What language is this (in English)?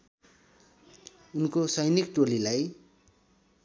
Nepali